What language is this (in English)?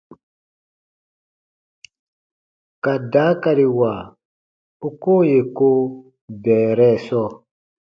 Baatonum